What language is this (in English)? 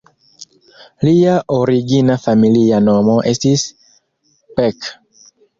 Esperanto